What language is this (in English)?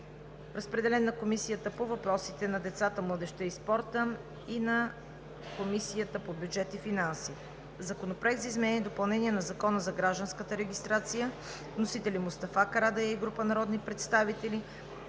Bulgarian